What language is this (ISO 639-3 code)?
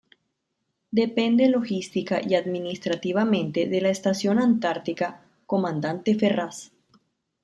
spa